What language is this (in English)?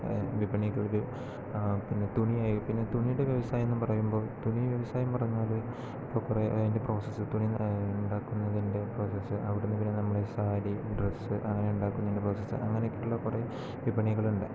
Malayalam